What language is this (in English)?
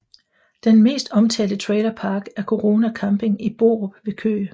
Danish